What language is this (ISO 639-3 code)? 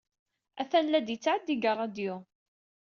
kab